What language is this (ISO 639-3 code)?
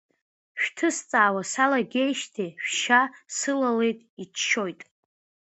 abk